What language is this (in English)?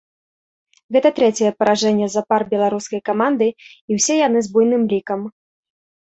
Belarusian